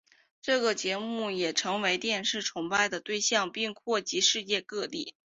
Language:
Chinese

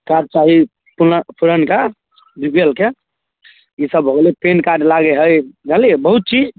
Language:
Maithili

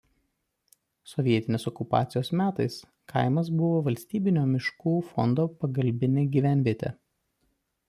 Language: Lithuanian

